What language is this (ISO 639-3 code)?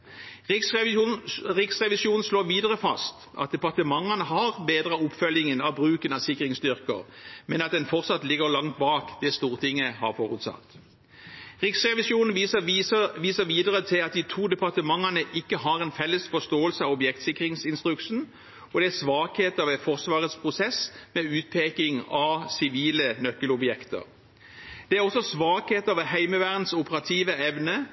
nob